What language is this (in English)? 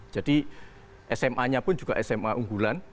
Indonesian